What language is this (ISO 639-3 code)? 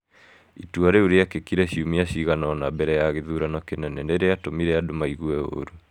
kik